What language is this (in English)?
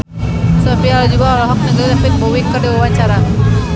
Sundanese